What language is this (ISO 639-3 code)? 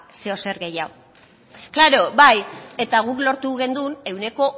eus